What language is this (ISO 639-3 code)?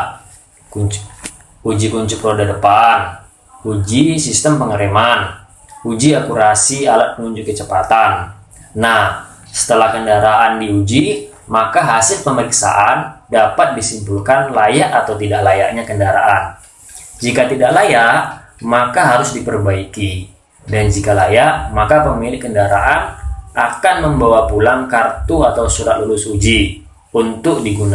ind